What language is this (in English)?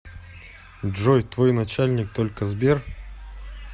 Russian